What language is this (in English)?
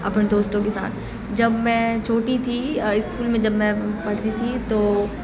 Urdu